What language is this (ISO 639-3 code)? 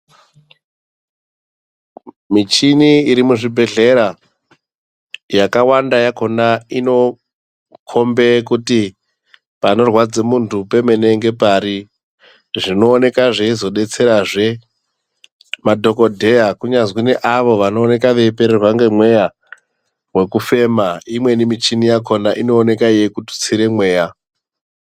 ndc